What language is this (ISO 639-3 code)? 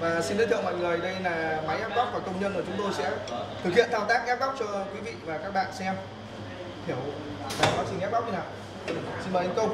vie